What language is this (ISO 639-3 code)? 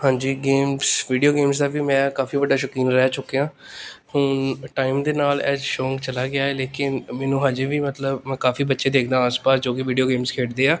pan